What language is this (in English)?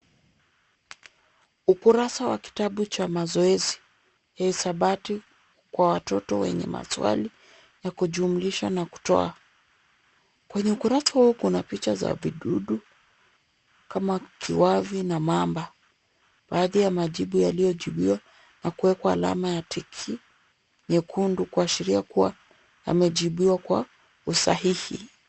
Swahili